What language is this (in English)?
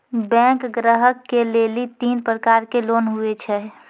Maithili